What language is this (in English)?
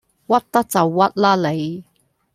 Cantonese